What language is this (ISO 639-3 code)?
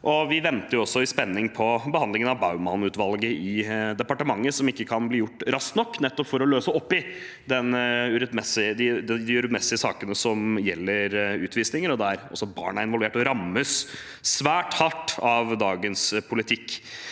nor